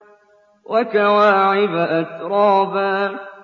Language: Arabic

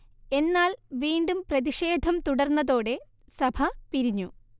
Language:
Malayalam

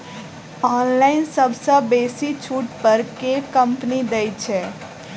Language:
Maithili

